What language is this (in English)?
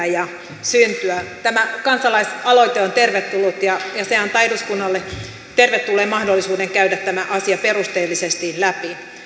Finnish